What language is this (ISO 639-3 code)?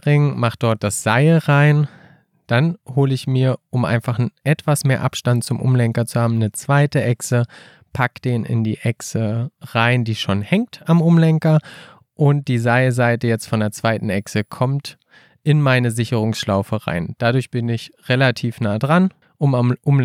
deu